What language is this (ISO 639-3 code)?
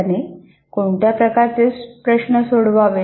mar